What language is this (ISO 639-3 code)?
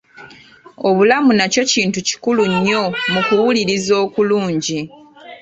lug